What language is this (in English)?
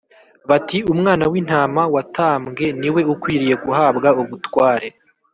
Kinyarwanda